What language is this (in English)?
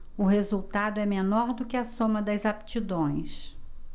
Portuguese